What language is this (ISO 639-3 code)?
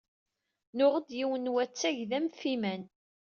kab